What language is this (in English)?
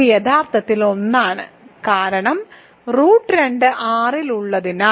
Malayalam